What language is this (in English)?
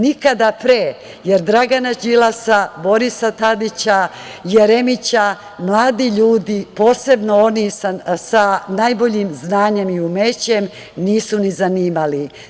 Serbian